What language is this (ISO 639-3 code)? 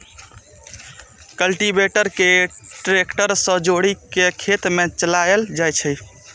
mai